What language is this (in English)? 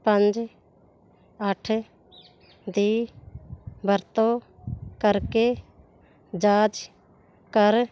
Punjabi